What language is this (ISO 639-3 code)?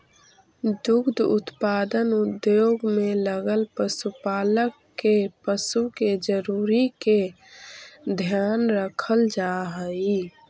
mag